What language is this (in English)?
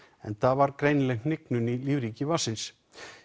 Icelandic